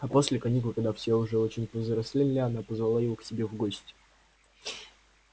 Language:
Russian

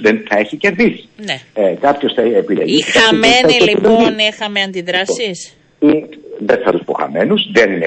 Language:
Greek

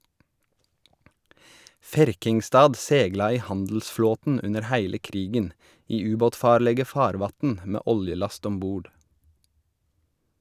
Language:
Norwegian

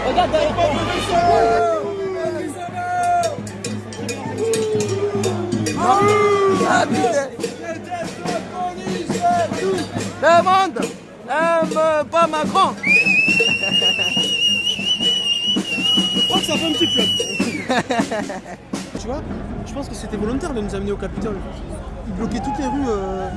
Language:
French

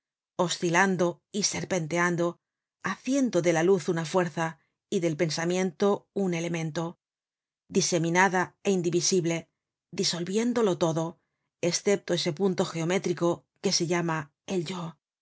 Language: Spanish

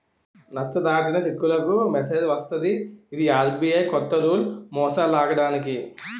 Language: Telugu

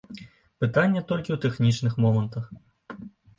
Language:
Belarusian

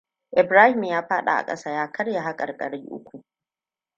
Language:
Hausa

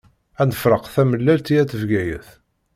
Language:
Kabyle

